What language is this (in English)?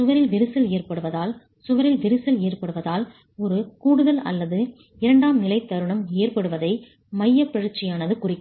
Tamil